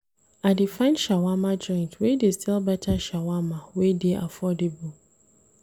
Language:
Nigerian Pidgin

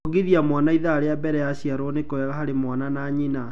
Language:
Kikuyu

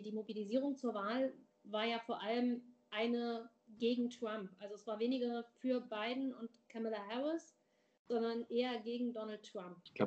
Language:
German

